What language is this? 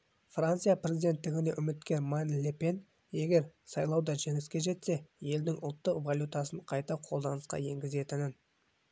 Kazakh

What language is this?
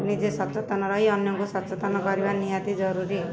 Odia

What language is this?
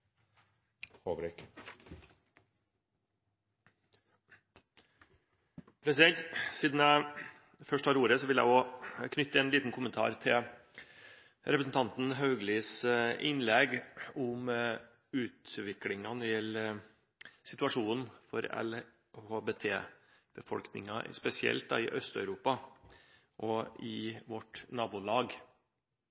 Norwegian Bokmål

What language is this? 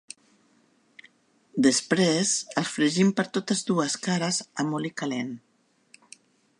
Catalan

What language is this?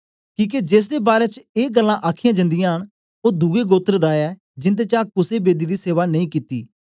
Dogri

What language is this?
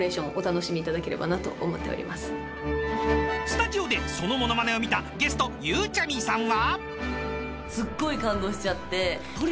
Japanese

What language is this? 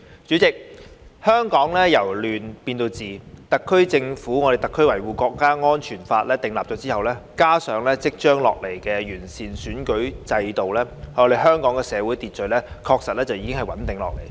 Cantonese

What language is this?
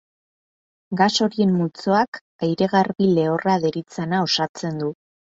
Basque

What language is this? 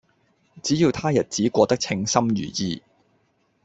Cantonese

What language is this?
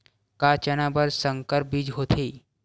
Chhattisgarhi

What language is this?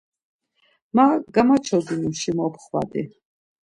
Laz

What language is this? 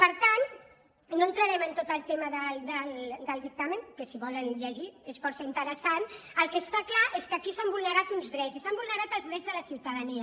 Catalan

